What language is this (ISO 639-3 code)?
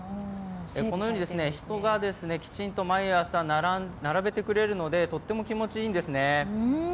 jpn